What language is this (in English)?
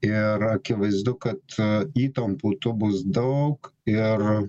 Lithuanian